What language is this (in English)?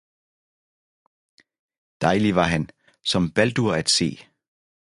Danish